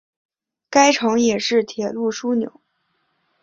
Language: Chinese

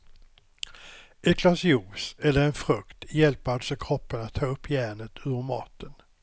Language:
Swedish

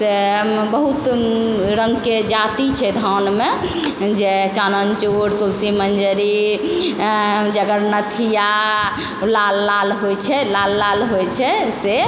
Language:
Maithili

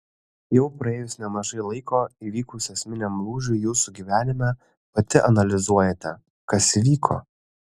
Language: Lithuanian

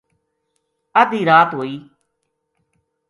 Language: Gujari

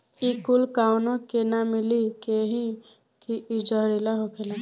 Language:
Bhojpuri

